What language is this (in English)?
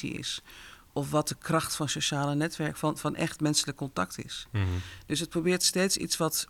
Dutch